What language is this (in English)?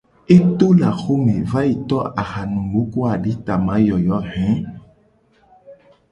Gen